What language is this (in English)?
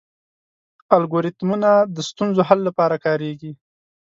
Pashto